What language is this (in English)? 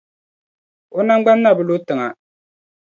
Dagbani